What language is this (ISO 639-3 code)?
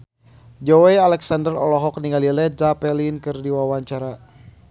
sun